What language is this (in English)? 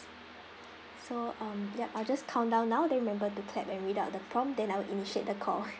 English